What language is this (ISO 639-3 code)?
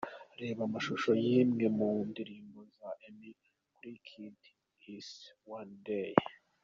kin